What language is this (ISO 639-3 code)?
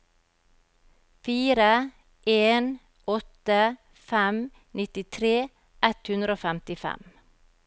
nor